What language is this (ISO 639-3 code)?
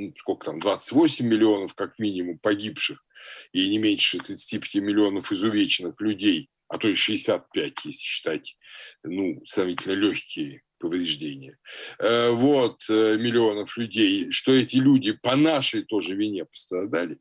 rus